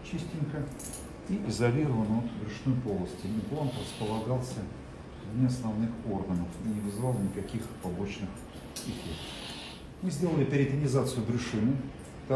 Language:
Russian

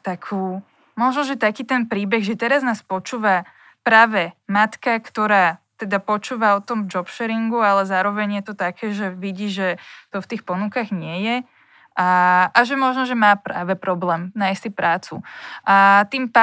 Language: Slovak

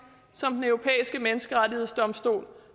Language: Danish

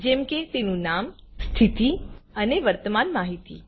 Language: Gujarati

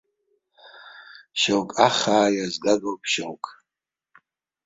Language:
Abkhazian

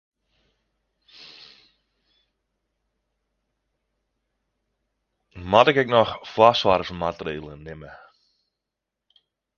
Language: Western Frisian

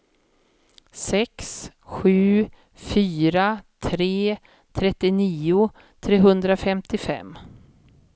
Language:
Swedish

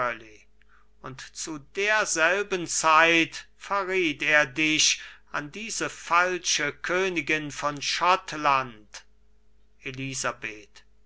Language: German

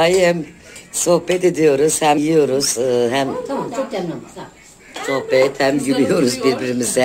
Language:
Turkish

